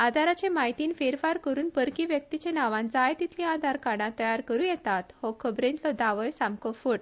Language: Konkani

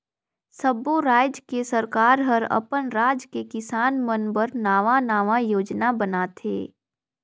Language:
Chhattisgarhi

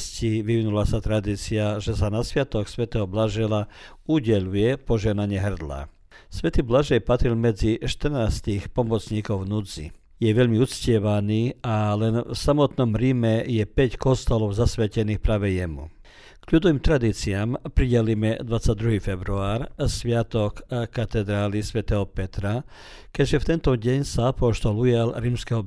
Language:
Croatian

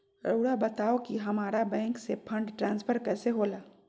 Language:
Magahi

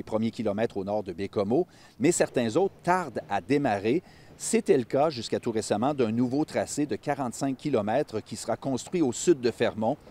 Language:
French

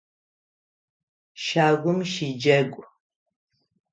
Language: Adyghe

